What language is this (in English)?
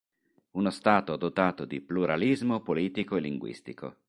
Italian